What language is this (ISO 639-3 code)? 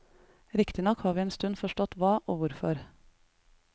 nor